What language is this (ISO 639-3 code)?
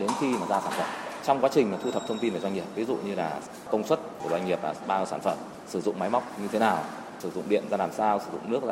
vie